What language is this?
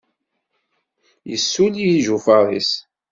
Kabyle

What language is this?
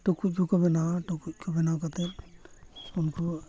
Santali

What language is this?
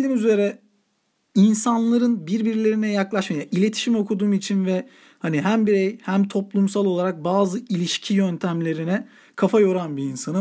Turkish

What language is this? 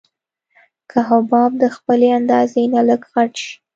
Pashto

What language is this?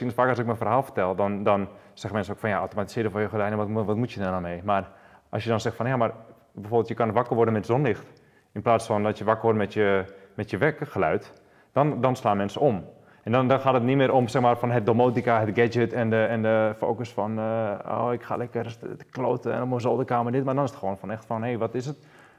Dutch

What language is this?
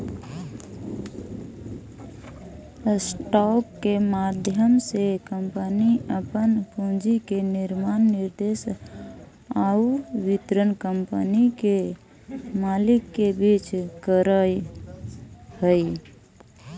Magahi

